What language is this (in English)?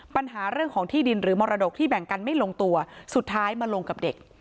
Thai